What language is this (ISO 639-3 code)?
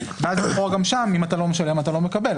heb